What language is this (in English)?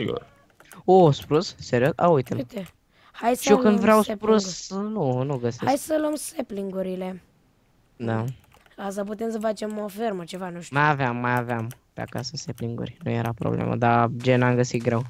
Romanian